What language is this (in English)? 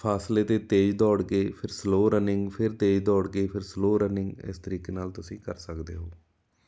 Punjabi